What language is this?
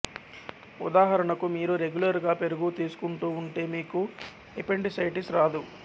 Telugu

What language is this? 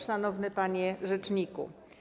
Polish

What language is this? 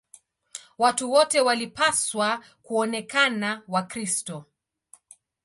Swahili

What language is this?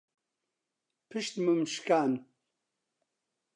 Central Kurdish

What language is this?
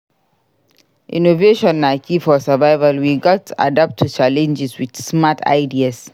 Nigerian Pidgin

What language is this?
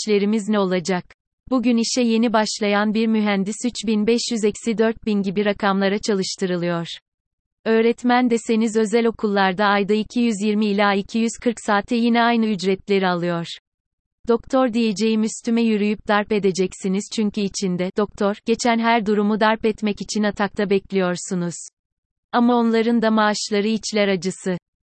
Turkish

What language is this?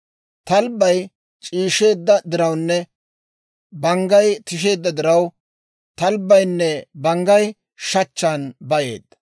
Dawro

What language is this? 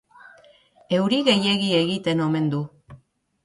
Basque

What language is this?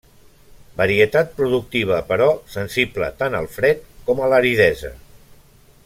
Catalan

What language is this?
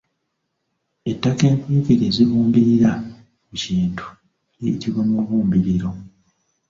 Ganda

